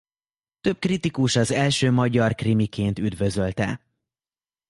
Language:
Hungarian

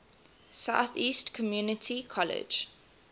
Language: English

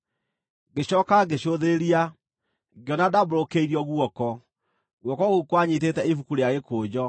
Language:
Kikuyu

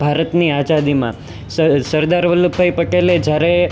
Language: Gujarati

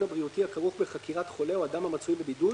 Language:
Hebrew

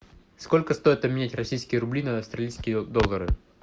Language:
Russian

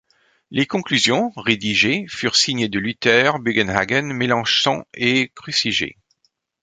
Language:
French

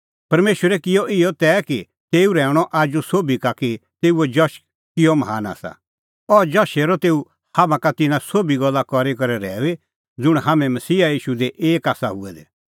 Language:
Kullu Pahari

